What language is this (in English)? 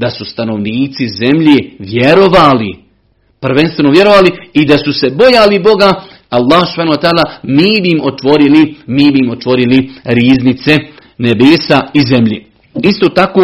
Croatian